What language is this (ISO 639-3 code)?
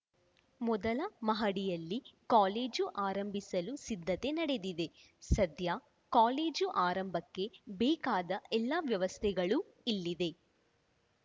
kan